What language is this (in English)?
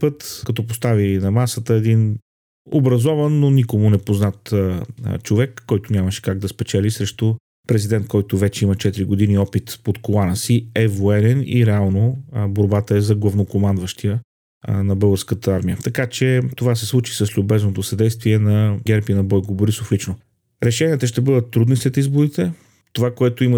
Bulgarian